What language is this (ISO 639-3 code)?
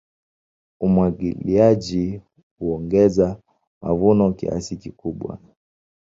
swa